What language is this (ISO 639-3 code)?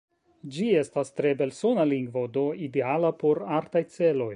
epo